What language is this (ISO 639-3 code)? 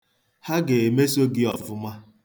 ibo